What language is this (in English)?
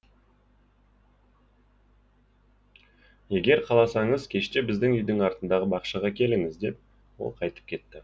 Kazakh